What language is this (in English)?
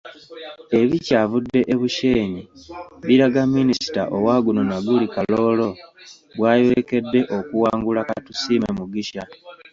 Ganda